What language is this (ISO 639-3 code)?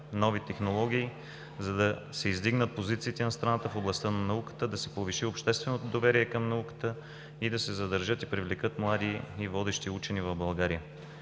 bul